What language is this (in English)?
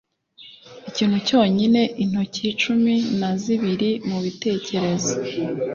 Kinyarwanda